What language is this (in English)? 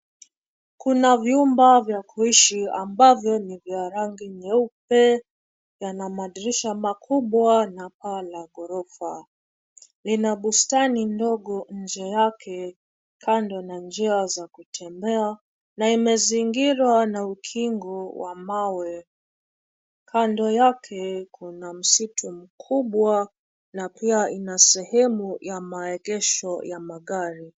Swahili